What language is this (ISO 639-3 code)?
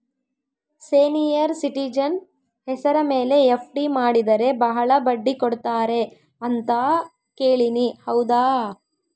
kan